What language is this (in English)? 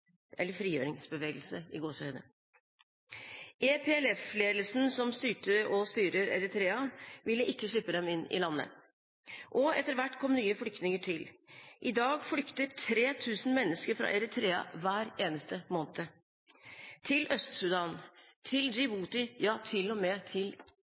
Norwegian Bokmål